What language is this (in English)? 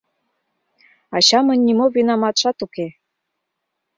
Mari